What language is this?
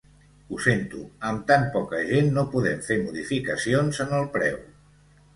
Catalan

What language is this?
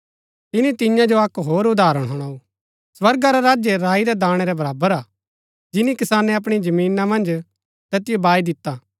Gaddi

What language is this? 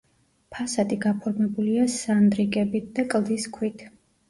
Georgian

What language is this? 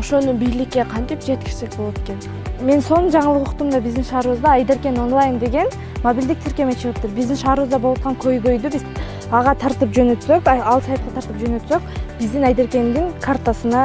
Turkish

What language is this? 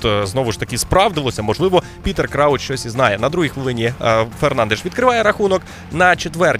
Ukrainian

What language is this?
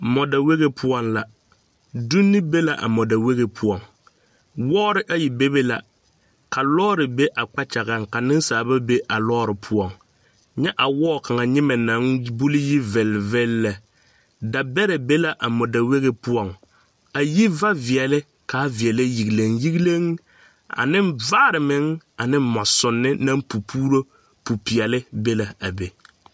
Southern Dagaare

